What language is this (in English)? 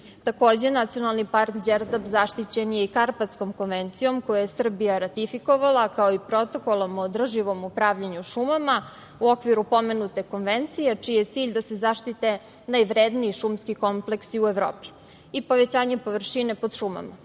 Serbian